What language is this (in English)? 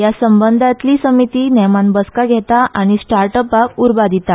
Konkani